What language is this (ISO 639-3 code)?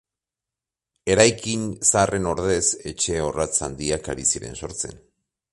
eus